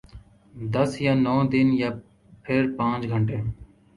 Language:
Urdu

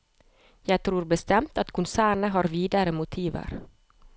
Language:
Norwegian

